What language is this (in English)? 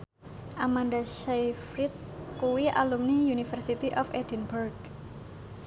Javanese